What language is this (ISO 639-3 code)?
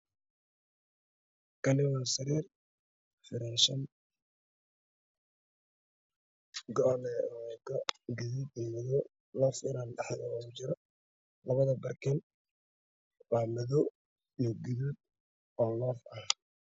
som